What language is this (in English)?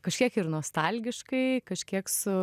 Lithuanian